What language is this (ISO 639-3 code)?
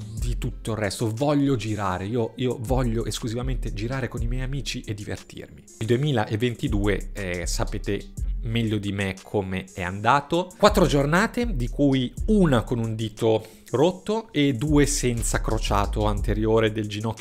ita